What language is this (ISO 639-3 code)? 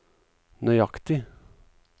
nor